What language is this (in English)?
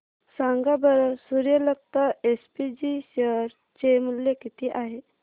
Marathi